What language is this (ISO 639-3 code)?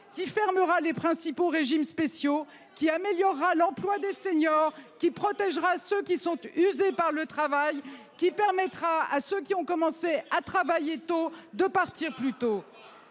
fra